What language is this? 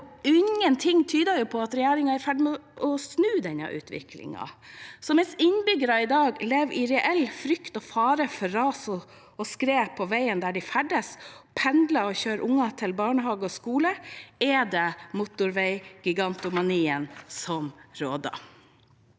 Norwegian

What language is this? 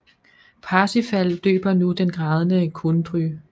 Danish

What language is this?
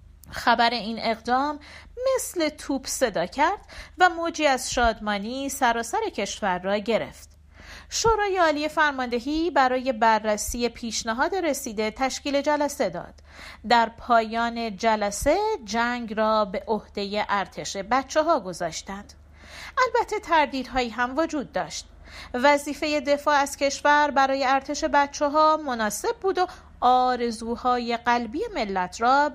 Persian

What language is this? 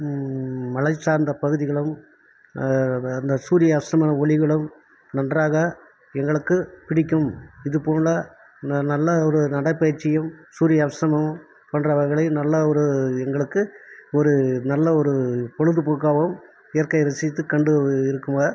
Tamil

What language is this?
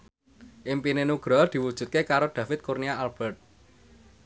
Javanese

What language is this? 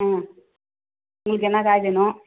Tamil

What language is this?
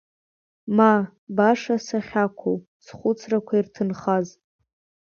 Abkhazian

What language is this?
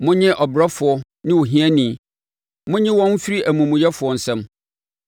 Akan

